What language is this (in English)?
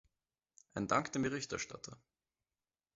German